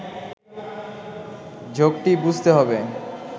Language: Bangla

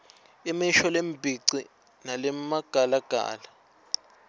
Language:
Swati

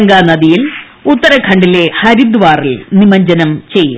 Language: Malayalam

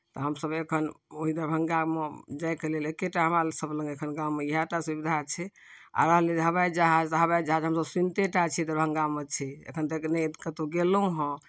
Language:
Maithili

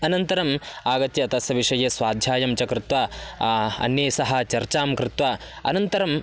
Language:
Sanskrit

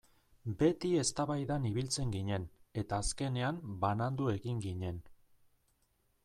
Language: Basque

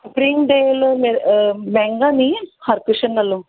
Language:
Punjabi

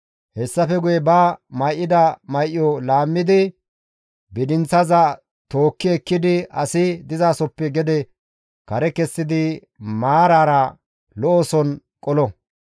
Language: Gamo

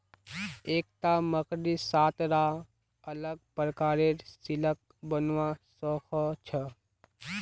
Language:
Magahi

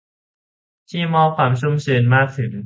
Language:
Thai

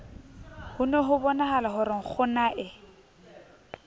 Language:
Southern Sotho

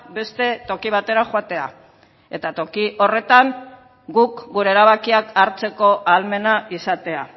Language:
Basque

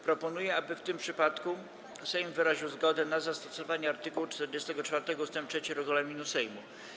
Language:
Polish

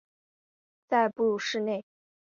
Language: Chinese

